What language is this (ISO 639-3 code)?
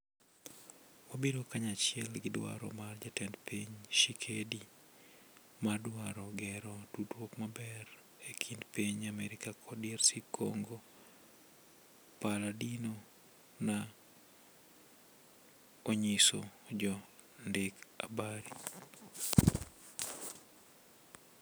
luo